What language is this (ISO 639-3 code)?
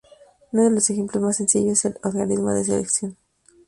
spa